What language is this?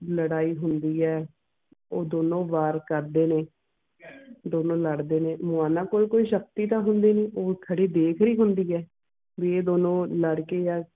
Punjabi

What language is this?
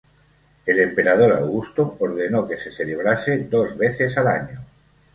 Spanish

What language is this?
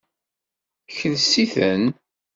Kabyle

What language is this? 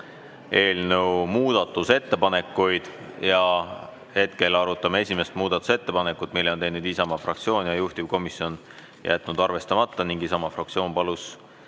Estonian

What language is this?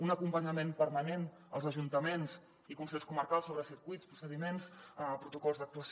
Catalan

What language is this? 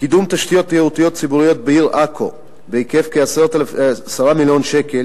Hebrew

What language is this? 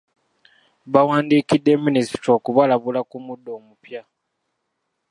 Ganda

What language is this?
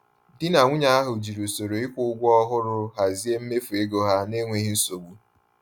Igbo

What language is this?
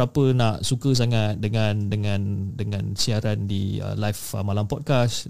Malay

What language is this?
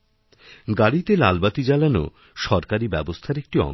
Bangla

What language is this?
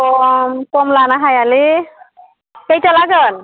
Bodo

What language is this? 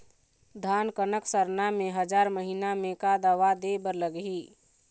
Chhattisgarhi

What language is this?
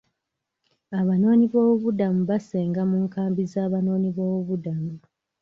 Ganda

